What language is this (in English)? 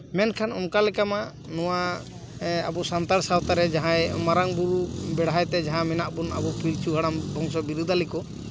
Santali